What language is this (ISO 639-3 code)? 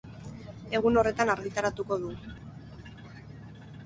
eus